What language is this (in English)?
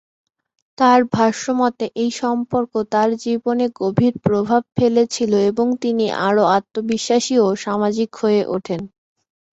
Bangla